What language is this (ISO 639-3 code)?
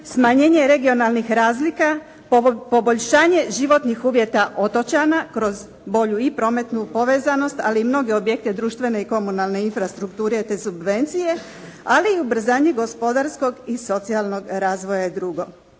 hrv